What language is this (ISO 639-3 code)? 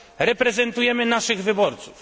pol